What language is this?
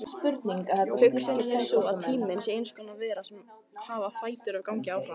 Icelandic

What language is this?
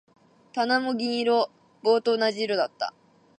Japanese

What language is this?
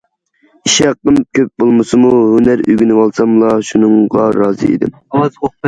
Uyghur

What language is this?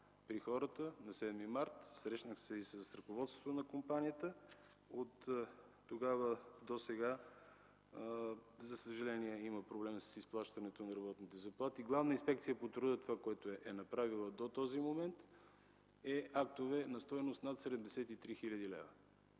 Bulgarian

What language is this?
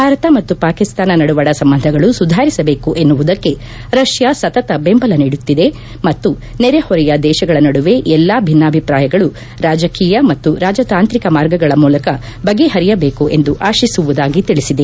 Kannada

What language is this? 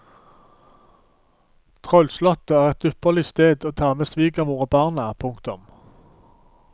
Norwegian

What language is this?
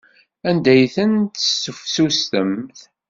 Kabyle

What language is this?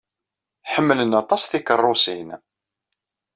Kabyle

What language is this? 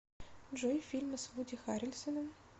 Russian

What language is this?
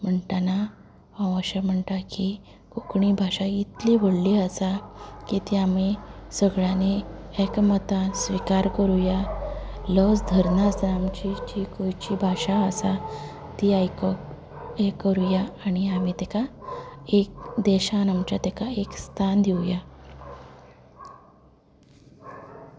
Konkani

